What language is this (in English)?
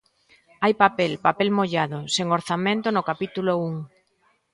Galician